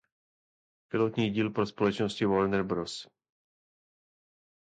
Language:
Czech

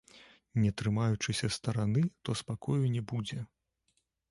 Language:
Belarusian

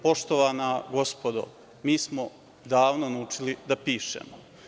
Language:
Serbian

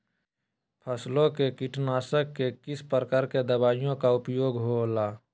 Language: Magahi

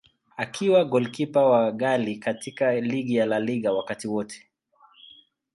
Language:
Swahili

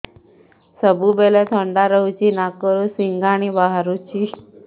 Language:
Odia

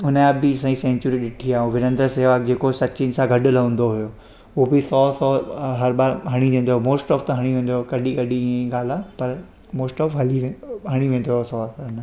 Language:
Sindhi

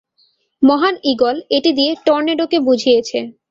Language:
Bangla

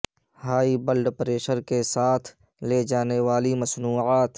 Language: Urdu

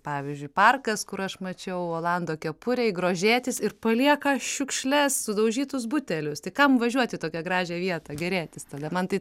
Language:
Lithuanian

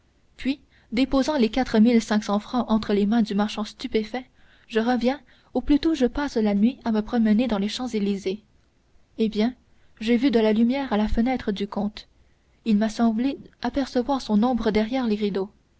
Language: French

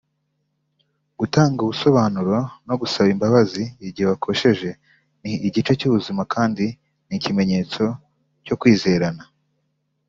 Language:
Kinyarwanda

